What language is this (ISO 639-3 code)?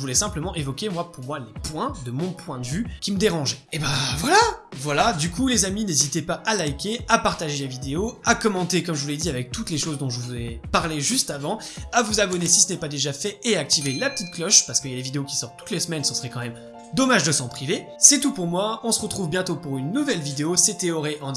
fra